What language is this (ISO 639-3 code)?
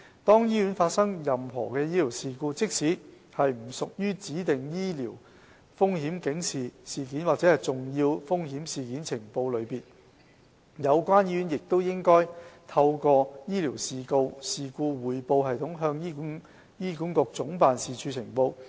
yue